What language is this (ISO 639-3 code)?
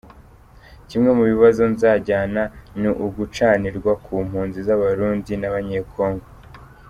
kin